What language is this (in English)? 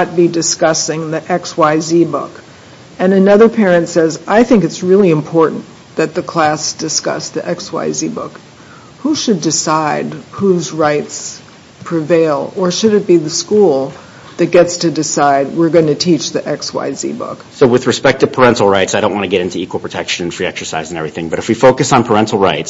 English